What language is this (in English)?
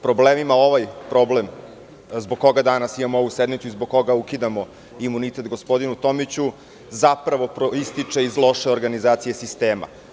Serbian